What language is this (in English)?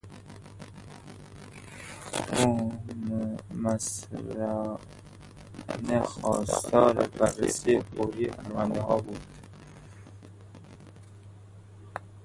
Persian